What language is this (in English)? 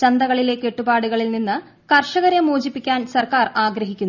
Malayalam